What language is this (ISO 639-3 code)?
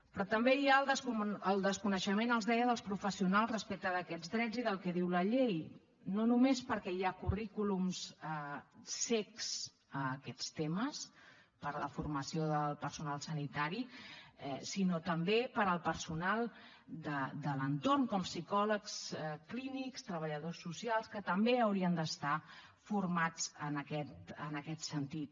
cat